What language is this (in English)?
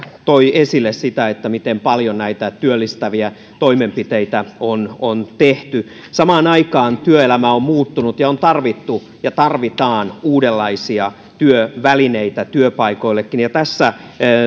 Finnish